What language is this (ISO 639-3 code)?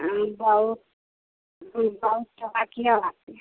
mai